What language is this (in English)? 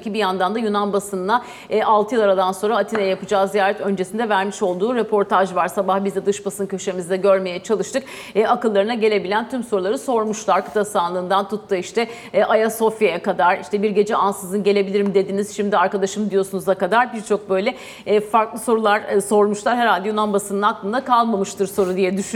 Turkish